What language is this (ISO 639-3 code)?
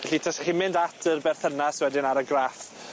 cym